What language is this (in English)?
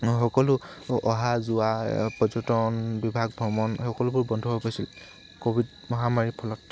Assamese